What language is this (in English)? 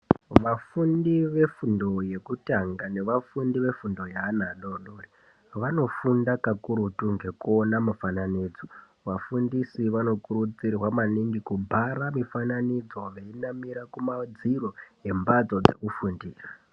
Ndau